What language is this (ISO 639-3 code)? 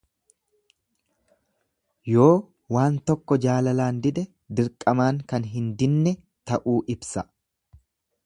orm